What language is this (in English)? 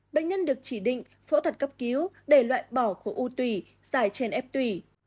Vietnamese